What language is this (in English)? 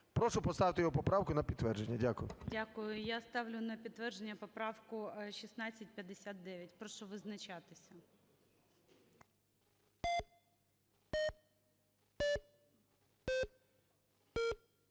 Ukrainian